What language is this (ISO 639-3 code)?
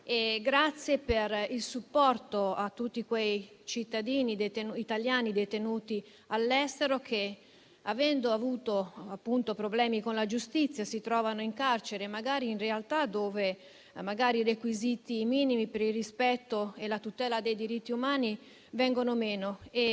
ita